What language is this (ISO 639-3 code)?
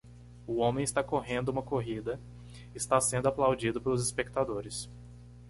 por